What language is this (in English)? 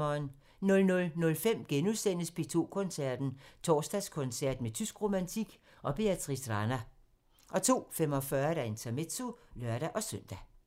Danish